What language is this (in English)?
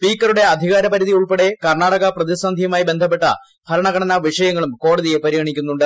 Malayalam